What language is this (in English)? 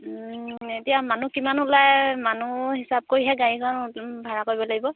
Assamese